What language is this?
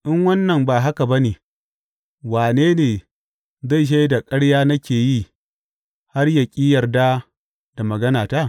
Hausa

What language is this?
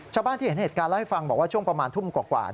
Thai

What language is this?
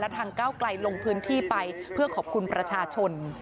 Thai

